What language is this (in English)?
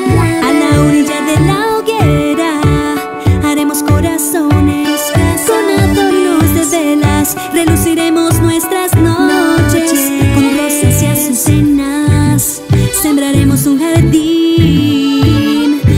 Romanian